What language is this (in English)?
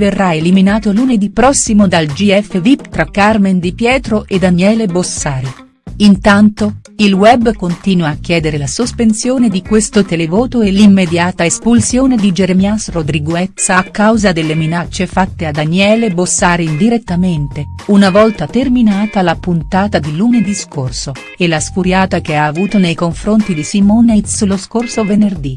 Italian